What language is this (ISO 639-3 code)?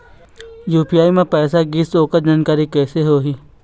hne